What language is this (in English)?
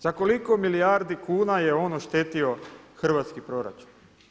Croatian